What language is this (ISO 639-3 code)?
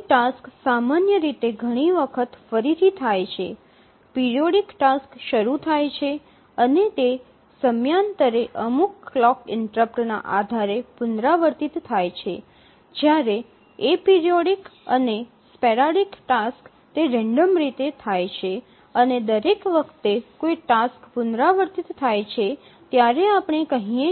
guj